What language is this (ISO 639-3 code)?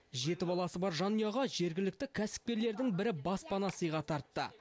kaz